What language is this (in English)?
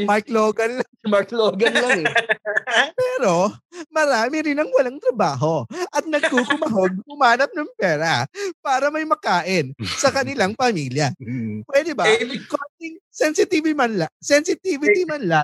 Filipino